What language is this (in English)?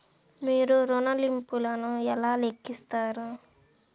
Telugu